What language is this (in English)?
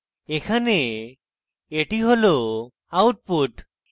Bangla